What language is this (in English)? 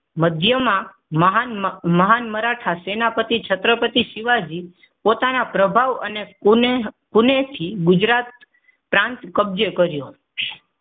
Gujarati